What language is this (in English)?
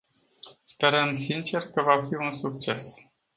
Romanian